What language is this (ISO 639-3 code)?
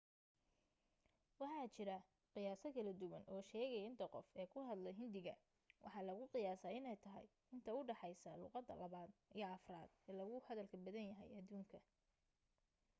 som